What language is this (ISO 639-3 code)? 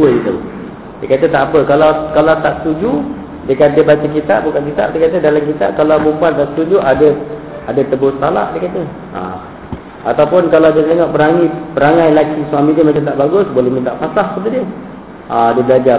msa